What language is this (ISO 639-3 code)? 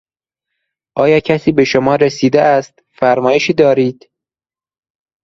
fas